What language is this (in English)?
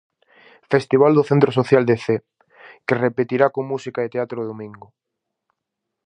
Galician